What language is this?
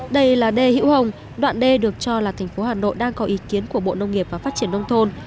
Vietnamese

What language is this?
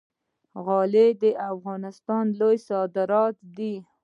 Pashto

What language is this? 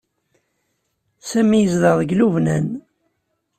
Kabyle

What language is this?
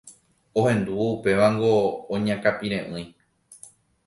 Guarani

